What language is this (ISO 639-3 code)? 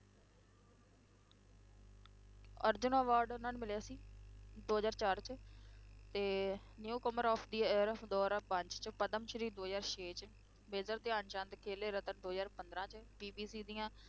pan